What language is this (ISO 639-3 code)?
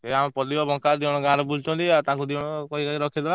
ori